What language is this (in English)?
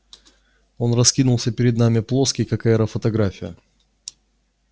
Russian